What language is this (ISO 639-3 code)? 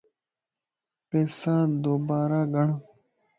lss